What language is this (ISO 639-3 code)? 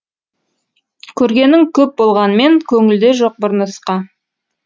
kaz